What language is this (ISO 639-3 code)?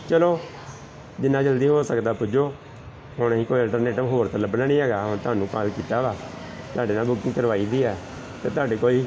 pan